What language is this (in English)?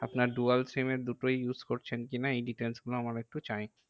Bangla